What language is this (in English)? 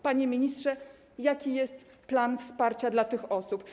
Polish